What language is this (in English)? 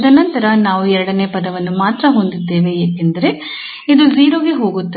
Kannada